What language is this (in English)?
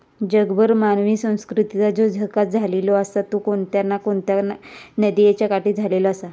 Marathi